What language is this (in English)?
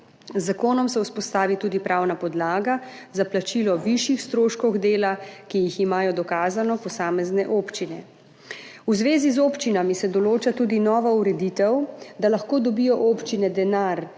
Slovenian